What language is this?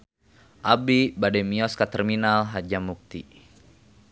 Sundanese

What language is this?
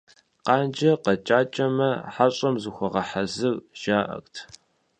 Kabardian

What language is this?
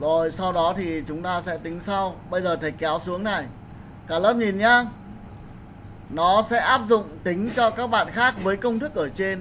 Vietnamese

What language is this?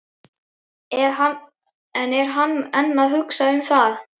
Icelandic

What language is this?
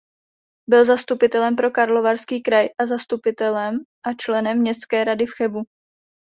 Czech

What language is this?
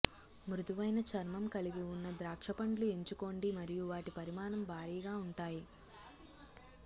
Telugu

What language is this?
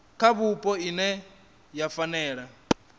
Venda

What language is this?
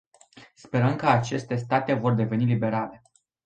Romanian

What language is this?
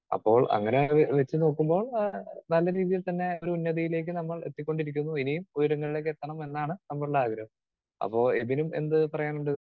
Malayalam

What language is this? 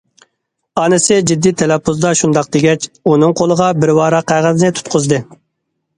Uyghur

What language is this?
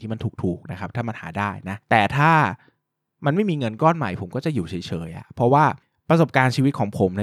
Thai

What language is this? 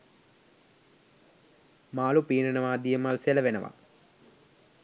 Sinhala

